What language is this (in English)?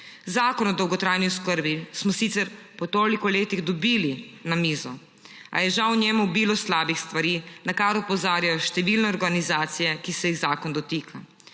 Slovenian